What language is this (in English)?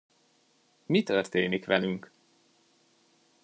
Hungarian